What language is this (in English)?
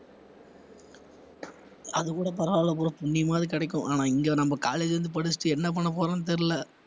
Tamil